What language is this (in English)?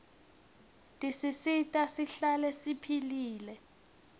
Swati